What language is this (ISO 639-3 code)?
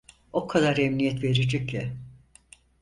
tur